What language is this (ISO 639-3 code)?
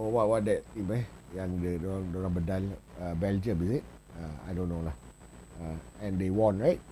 msa